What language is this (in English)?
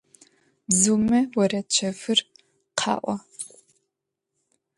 Adyghe